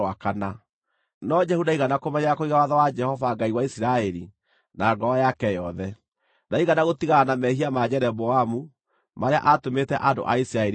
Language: Kikuyu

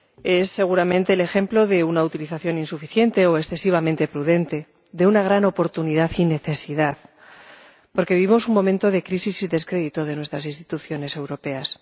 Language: Spanish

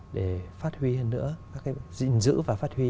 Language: Vietnamese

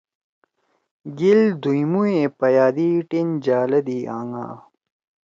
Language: Torwali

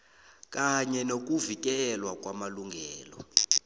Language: South Ndebele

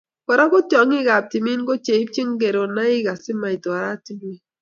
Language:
Kalenjin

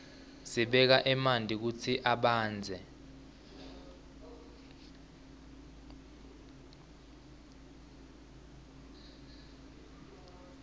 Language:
Swati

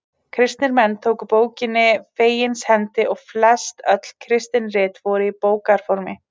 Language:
Icelandic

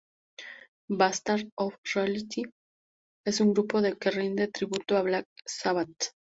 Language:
Spanish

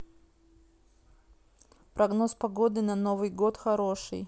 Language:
Russian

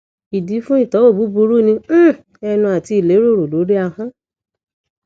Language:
Yoruba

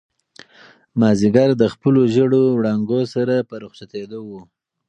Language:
Pashto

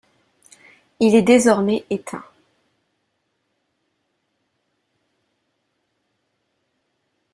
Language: French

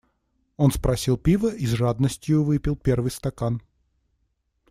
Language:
Russian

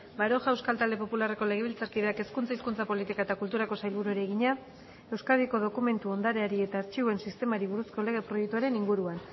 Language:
Basque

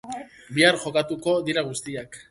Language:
Basque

